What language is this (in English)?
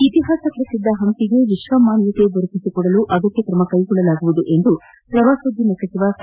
Kannada